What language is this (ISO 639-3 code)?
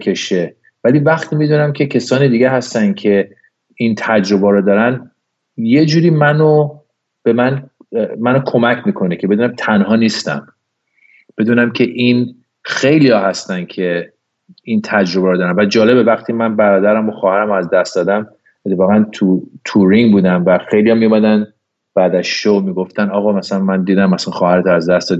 fas